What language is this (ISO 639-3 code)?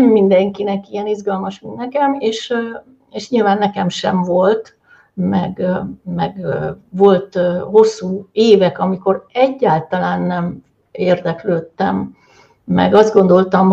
hun